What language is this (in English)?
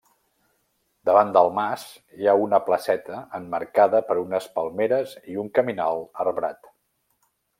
Catalan